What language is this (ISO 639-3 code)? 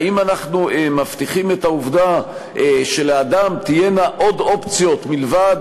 heb